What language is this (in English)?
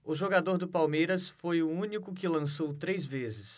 Portuguese